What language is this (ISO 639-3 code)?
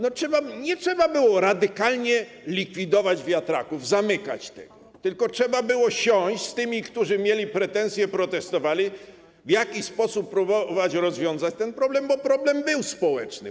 pol